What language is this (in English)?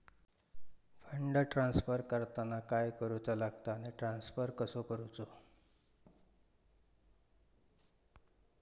Marathi